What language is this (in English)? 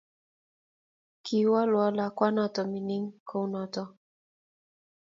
Kalenjin